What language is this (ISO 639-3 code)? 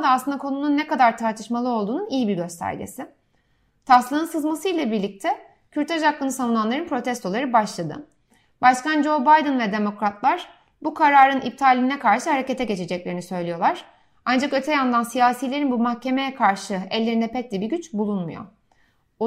tur